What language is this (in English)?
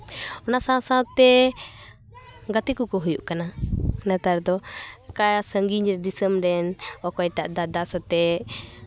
Santali